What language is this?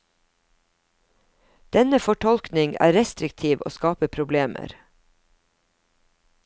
Norwegian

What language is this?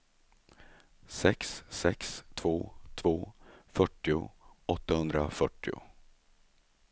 Swedish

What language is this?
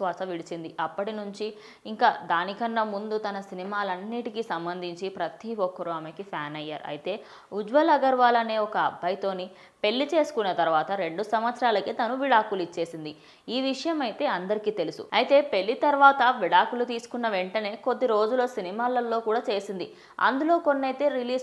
Telugu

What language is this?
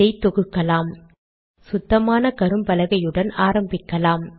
Tamil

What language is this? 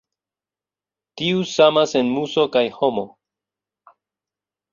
Esperanto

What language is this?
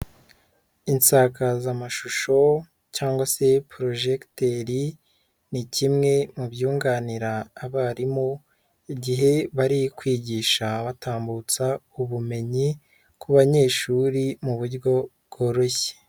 Kinyarwanda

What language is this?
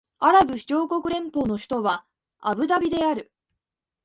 Japanese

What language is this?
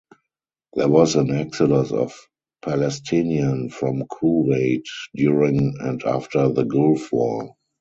English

